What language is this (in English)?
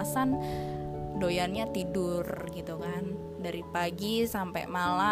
Indonesian